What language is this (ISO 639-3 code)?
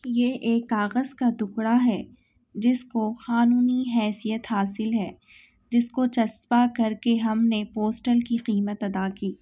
urd